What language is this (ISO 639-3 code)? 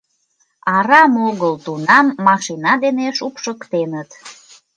chm